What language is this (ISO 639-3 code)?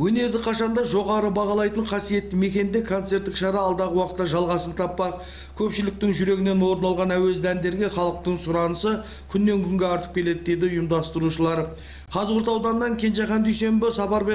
tur